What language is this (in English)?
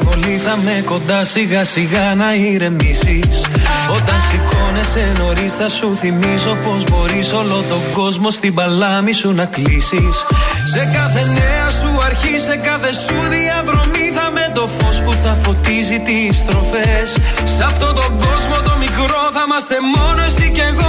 Greek